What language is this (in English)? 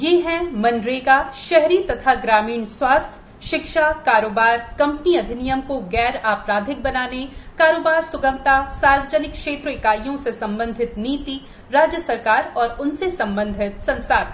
Hindi